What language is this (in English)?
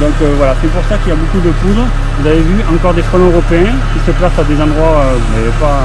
French